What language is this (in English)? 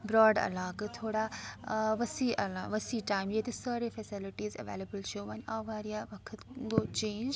Kashmiri